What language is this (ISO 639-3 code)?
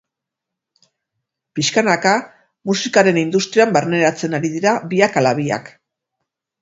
eus